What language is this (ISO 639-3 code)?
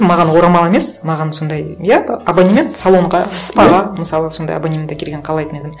kaz